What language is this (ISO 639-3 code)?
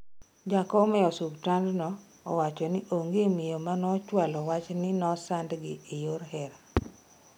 luo